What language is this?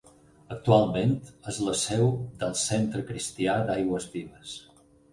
Catalan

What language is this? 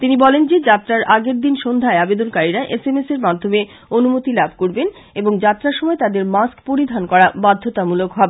Bangla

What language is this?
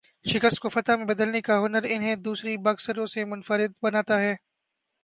Urdu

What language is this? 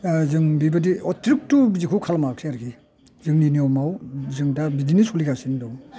Bodo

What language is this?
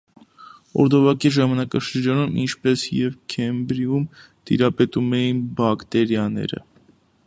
Armenian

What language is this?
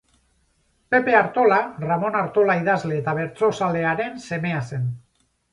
Basque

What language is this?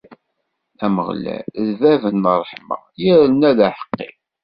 Kabyle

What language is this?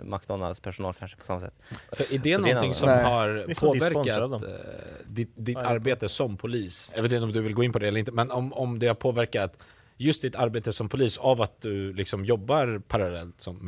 Swedish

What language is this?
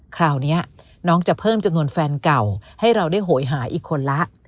Thai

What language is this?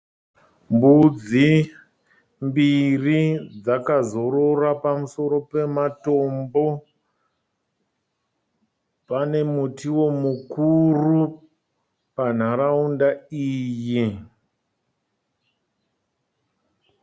Shona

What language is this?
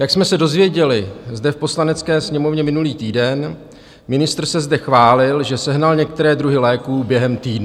Czech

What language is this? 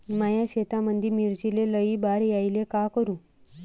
Marathi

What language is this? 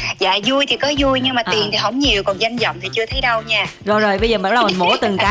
Vietnamese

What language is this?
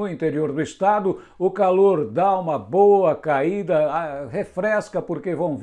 Portuguese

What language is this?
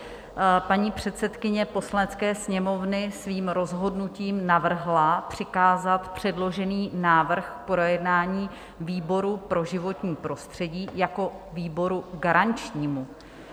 Czech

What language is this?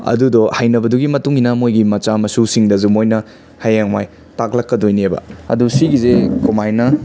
Manipuri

